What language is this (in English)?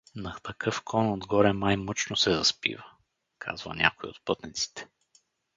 Bulgarian